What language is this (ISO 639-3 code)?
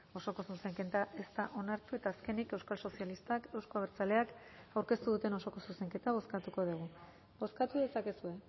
eus